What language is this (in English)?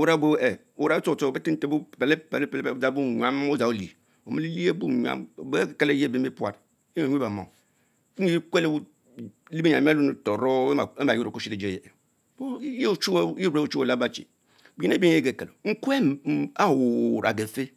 Mbe